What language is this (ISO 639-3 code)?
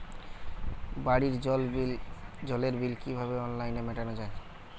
ben